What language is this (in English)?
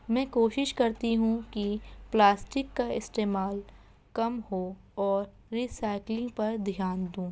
Urdu